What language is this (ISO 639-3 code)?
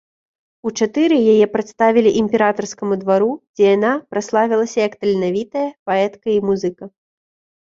bel